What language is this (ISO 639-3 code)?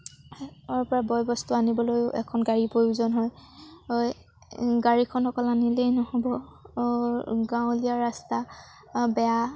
asm